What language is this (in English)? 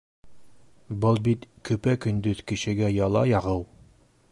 Bashkir